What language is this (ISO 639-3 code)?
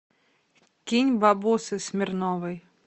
rus